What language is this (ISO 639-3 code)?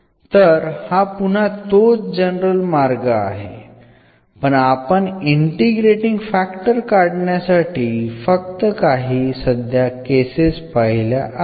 mar